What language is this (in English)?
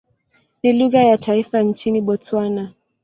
Swahili